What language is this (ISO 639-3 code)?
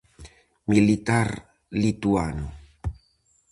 glg